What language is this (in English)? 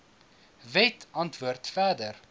Afrikaans